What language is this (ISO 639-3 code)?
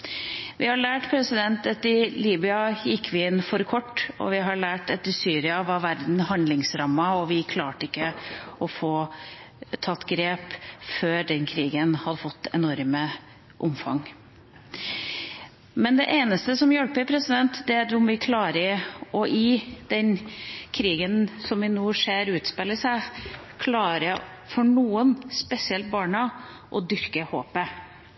nob